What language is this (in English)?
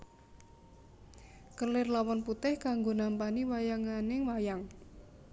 Javanese